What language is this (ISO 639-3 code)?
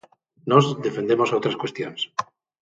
glg